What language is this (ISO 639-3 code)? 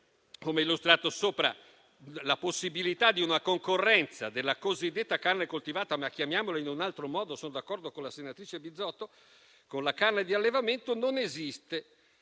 ita